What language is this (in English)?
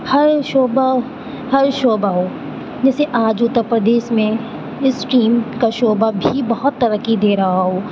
Urdu